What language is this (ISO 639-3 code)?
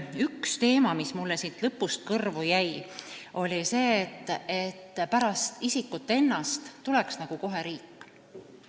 est